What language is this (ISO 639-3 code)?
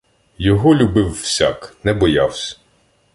ukr